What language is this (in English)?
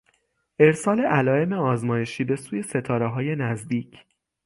Persian